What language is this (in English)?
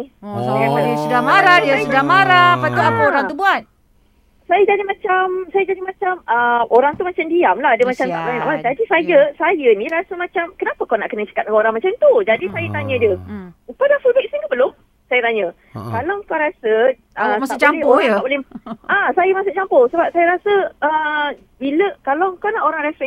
Malay